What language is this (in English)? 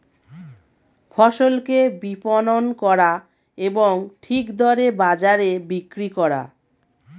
Bangla